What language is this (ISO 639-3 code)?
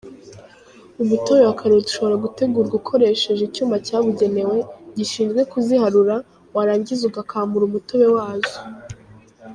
kin